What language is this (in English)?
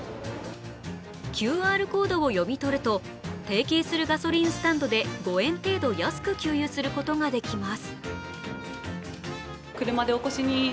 Japanese